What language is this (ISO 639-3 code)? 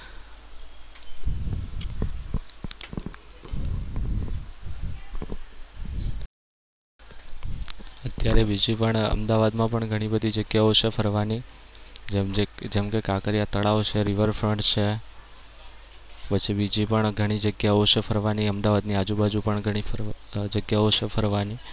guj